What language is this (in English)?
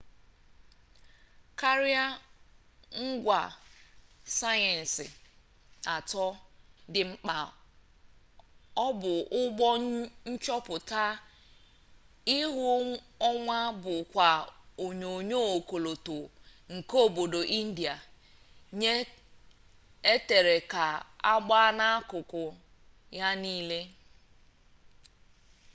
Igbo